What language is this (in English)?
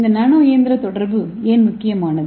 Tamil